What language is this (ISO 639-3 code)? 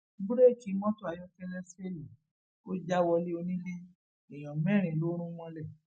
yor